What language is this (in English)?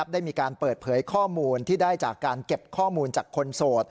Thai